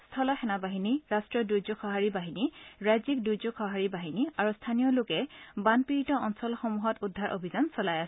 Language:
Assamese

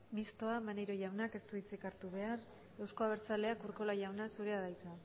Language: Basque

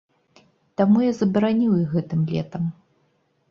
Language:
Belarusian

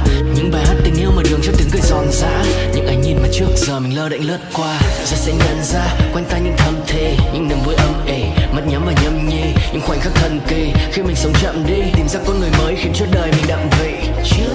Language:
Vietnamese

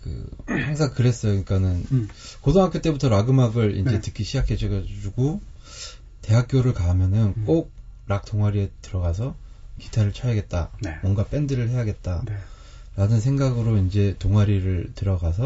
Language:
Korean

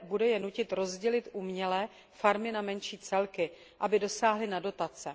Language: Czech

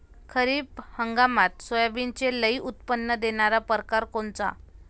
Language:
Marathi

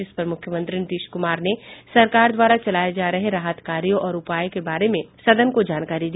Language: Hindi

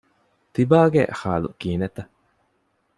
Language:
Divehi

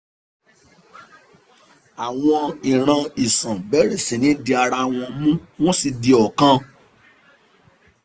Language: Yoruba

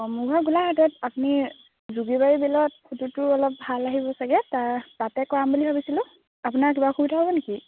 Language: Assamese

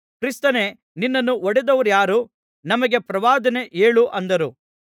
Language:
Kannada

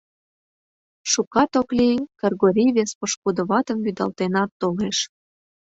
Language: Mari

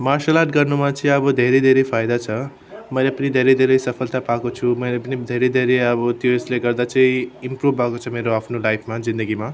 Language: Nepali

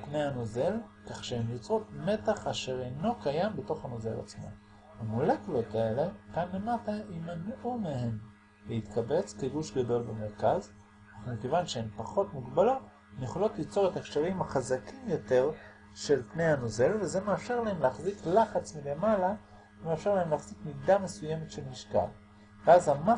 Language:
Hebrew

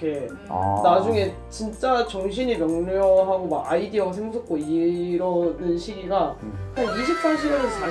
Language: Korean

